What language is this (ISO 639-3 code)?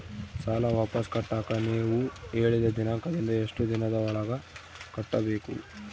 kan